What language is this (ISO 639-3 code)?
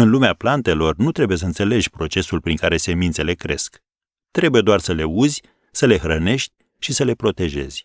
ron